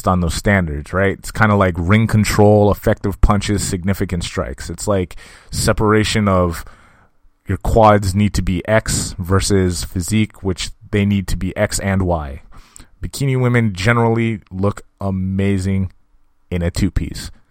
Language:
English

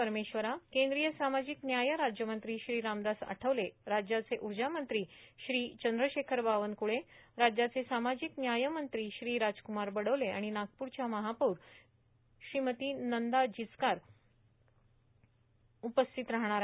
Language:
Marathi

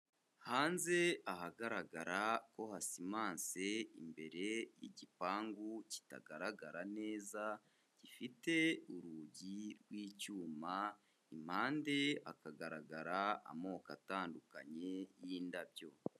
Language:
Kinyarwanda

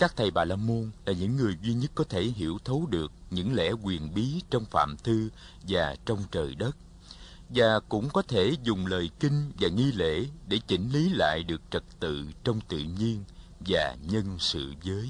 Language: Vietnamese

